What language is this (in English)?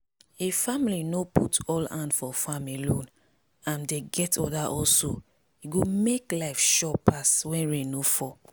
Nigerian Pidgin